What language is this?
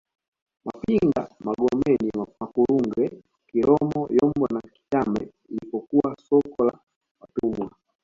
Swahili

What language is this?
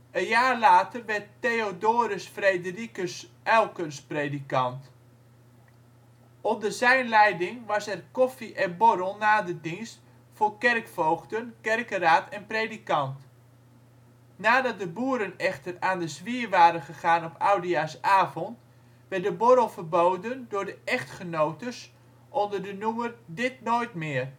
Dutch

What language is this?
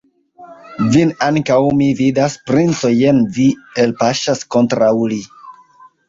Esperanto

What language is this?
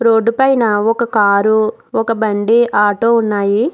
Telugu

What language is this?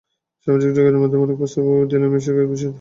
Bangla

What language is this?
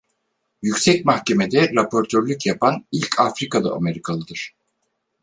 Turkish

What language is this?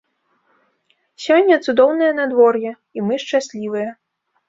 Belarusian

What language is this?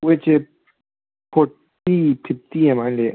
Manipuri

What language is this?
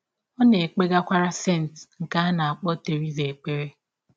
Igbo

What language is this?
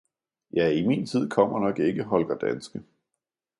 Danish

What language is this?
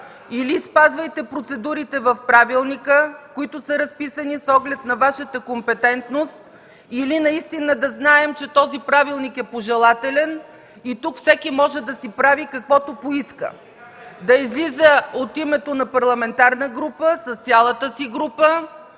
Bulgarian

